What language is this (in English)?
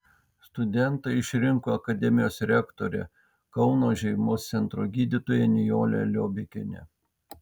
Lithuanian